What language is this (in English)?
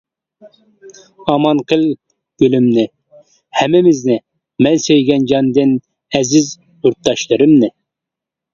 Uyghur